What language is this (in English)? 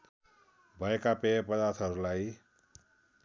Nepali